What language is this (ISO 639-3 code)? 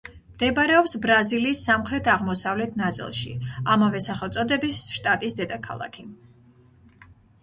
kat